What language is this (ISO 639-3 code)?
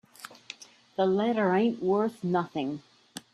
eng